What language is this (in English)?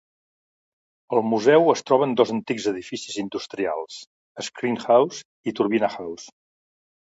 Catalan